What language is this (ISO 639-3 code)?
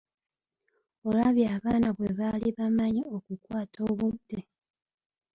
lug